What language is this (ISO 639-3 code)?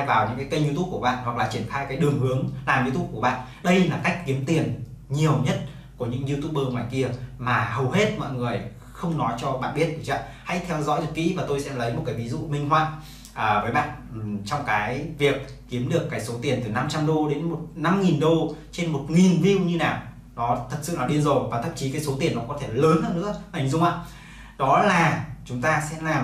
vie